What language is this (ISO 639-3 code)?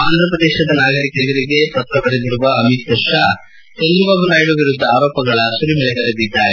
kan